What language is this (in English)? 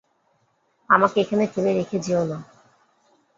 Bangla